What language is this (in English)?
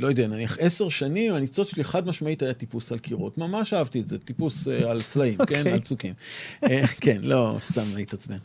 Hebrew